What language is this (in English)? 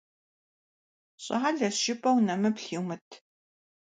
Kabardian